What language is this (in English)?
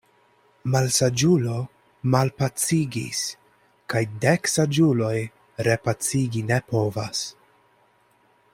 Esperanto